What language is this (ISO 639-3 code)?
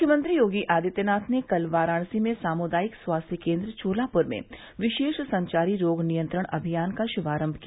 hin